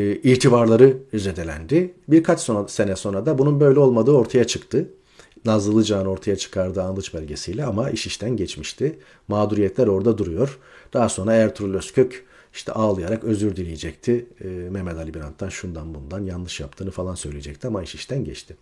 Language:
Turkish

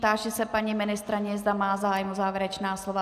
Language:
Czech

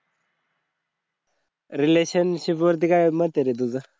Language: Marathi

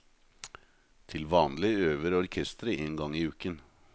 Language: Norwegian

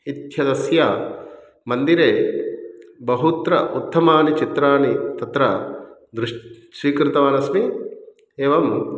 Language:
Sanskrit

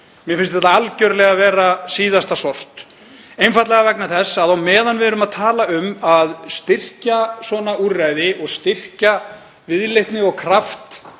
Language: Icelandic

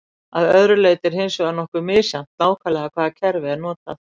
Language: Icelandic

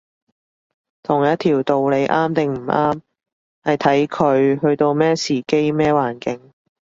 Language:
Cantonese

